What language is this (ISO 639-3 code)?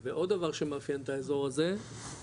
heb